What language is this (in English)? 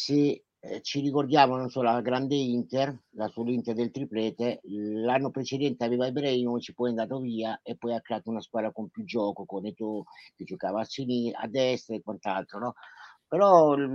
Italian